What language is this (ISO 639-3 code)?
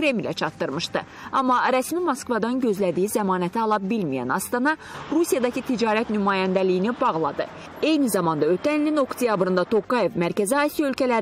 tur